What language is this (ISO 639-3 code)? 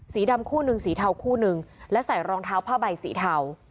tha